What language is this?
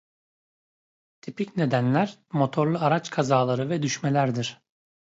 Turkish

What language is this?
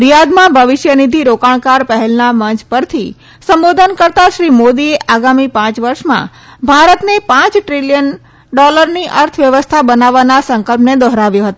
Gujarati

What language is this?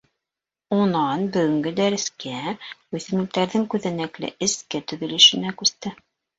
Bashkir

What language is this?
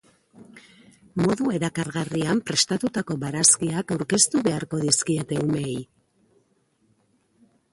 Basque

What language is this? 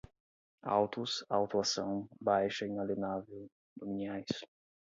Portuguese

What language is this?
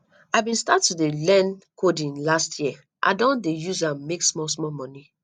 Nigerian Pidgin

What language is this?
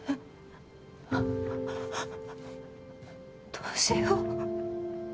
Japanese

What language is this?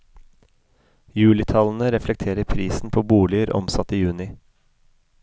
Norwegian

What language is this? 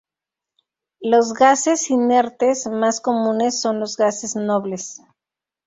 Spanish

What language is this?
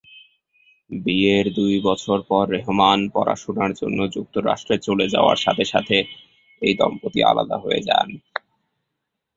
Bangla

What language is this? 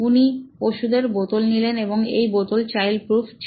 Bangla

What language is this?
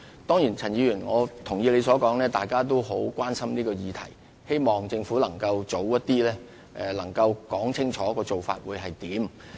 Cantonese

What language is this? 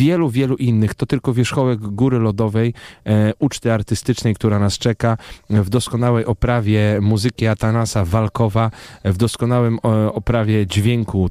Polish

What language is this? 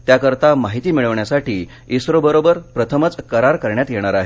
Marathi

